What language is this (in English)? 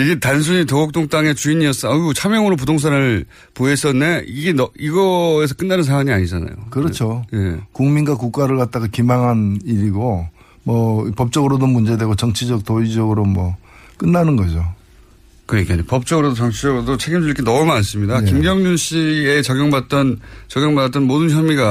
Korean